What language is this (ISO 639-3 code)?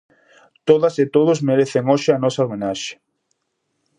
glg